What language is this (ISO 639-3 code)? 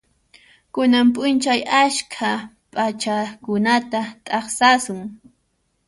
qxp